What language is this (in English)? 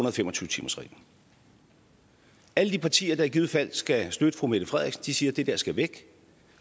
Danish